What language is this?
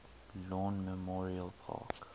English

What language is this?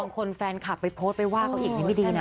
Thai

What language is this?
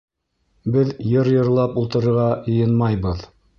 Bashkir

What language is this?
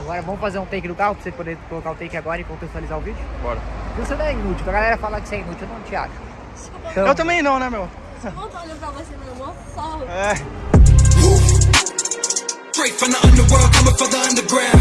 Portuguese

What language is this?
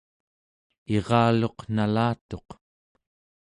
Central Yupik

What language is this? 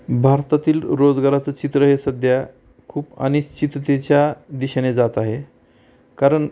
Marathi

